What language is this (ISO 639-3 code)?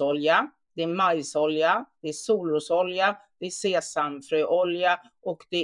swe